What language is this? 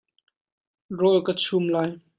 Hakha Chin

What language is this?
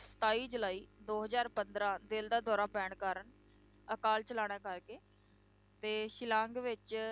Punjabi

